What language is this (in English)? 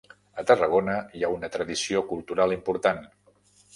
Catalan